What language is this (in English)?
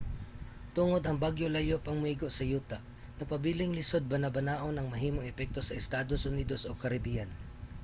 Cebuano